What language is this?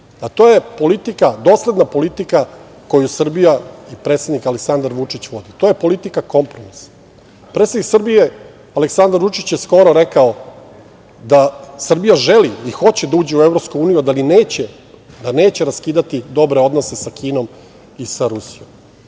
Serbian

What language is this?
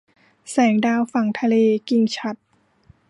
Thai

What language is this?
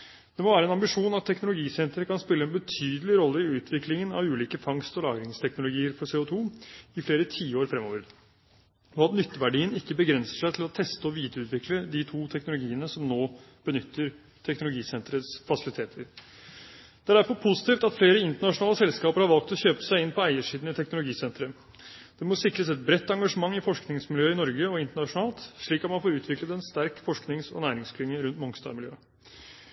Norwegian Bokmål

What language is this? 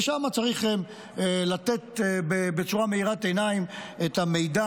Hebrew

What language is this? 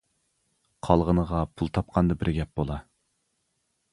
Uyghur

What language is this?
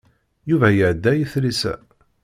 Kabyle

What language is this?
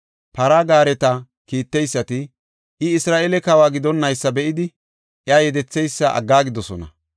Gofa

